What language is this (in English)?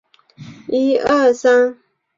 Chinese